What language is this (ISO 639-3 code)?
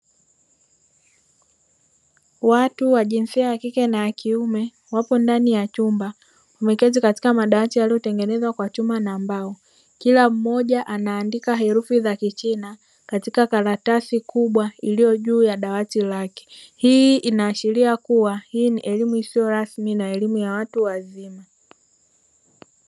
swa